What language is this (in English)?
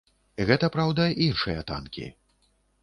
Belarusian